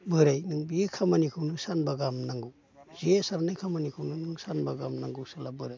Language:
Bodo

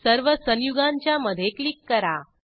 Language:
Marathi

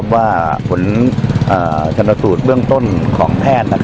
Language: Thai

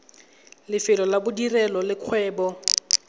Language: Tswana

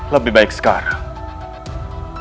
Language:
Indonesian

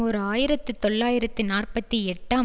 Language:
Tamil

